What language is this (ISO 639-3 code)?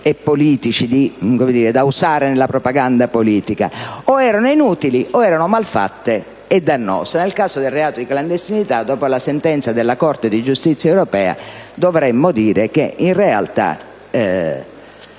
ita